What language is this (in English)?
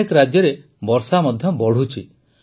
Odia